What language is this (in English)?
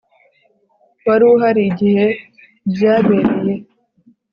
Kinyarwanda